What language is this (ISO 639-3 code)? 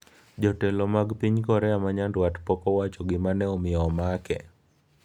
luo